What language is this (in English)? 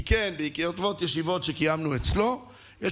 Hebrew